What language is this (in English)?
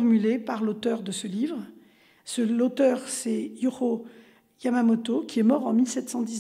French